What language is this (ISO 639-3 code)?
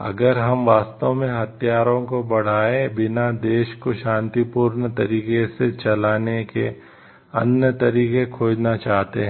hin